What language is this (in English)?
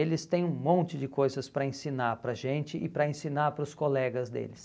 Portuguese